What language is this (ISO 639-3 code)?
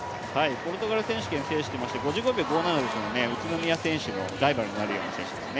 jpn